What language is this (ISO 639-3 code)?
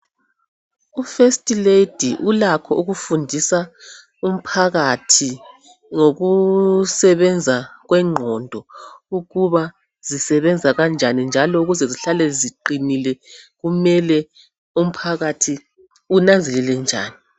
nde